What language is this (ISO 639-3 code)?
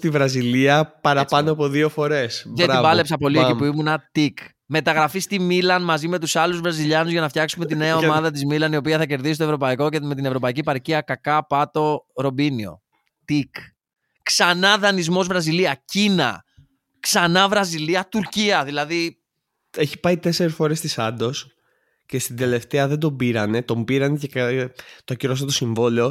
ell